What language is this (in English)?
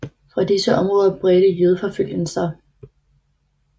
Danish